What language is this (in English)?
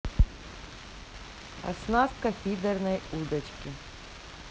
Russian